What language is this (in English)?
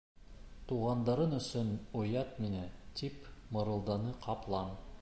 Bashkir